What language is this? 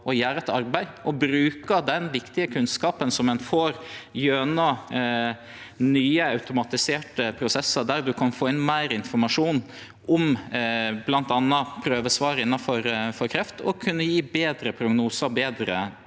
Norwegian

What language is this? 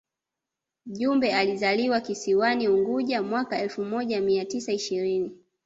Swahili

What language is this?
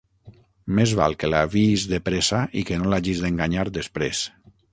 Catalan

